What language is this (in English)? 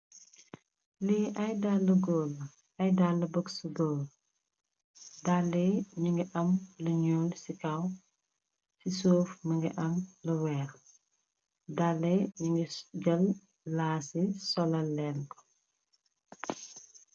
Wolof